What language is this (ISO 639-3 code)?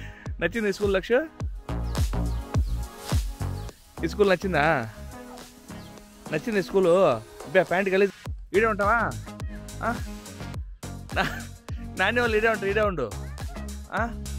ara